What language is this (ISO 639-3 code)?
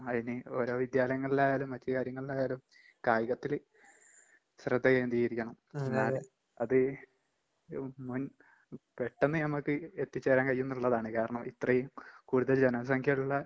mal